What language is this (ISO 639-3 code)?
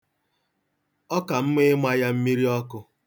ibo